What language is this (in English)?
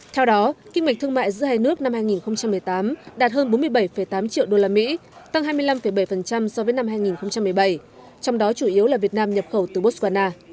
Vietnamese